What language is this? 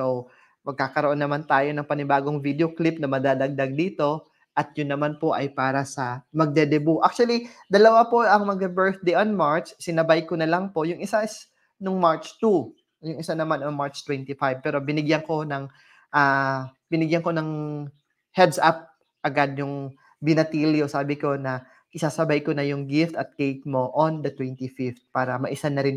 Filipino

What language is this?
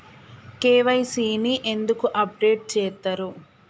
Telugu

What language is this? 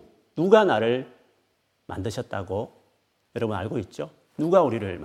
Korean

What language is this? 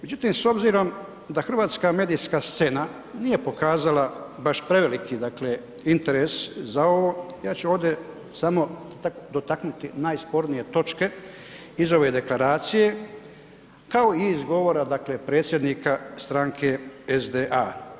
Croatian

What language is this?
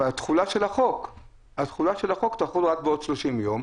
Hebrew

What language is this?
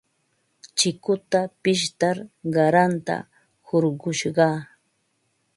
Ambo-Pasco Quechua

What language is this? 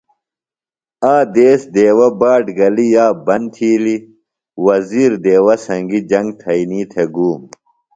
Phalura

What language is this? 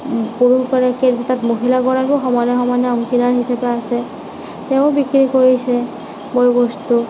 Assamese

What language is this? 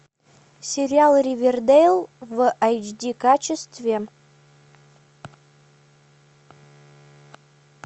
Russian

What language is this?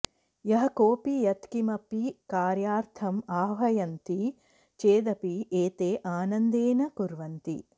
Sanskrit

